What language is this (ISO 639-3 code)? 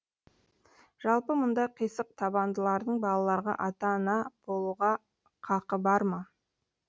kaz